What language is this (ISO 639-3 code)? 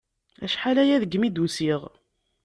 kab